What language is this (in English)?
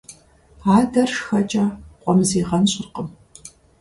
Kabardian